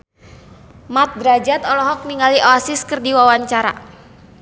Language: Sundanese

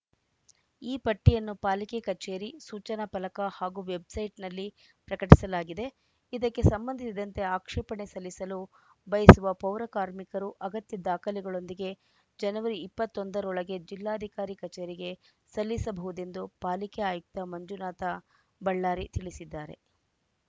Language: Kannada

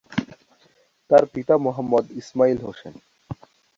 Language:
Bangla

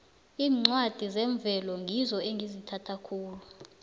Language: South Ndebele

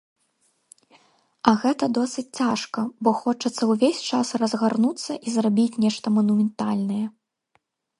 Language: Belarusian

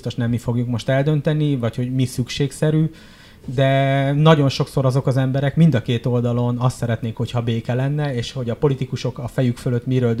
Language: Hungarian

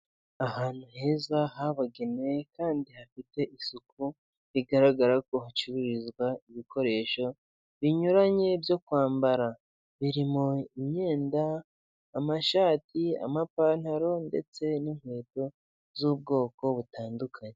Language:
Kinyarwanda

